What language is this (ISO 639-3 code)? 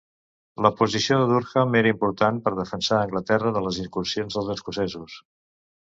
cat